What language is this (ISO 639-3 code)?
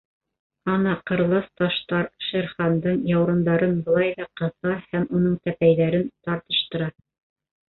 bak